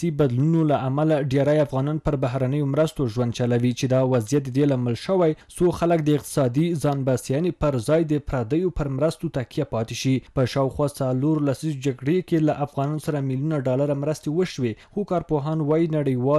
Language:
Persian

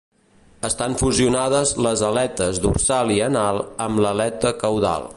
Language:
Catalan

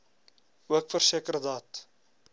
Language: Afrikaans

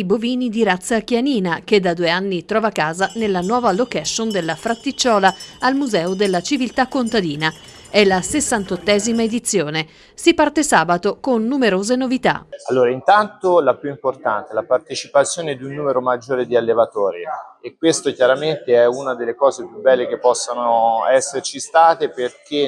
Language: Italian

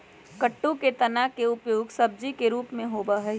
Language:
Magahi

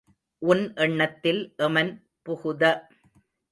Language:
Tamil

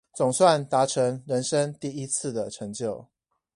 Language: Chinese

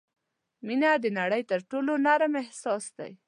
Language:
Pashto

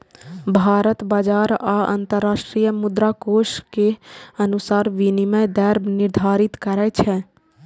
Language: Maithili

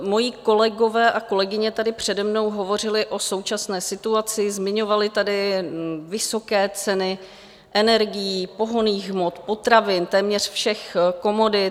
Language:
Czech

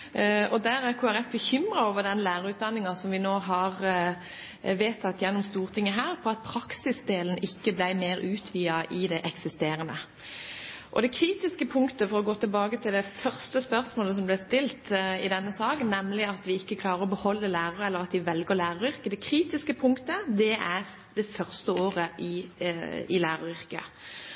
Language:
Norwegian Bokmål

